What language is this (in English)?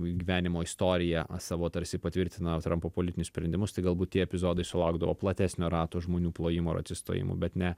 Lithuanian